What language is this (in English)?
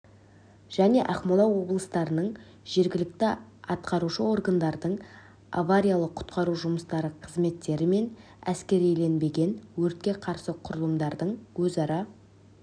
Kazakh